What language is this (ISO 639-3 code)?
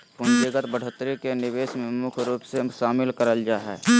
mag